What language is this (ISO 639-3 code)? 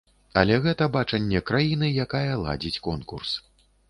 bel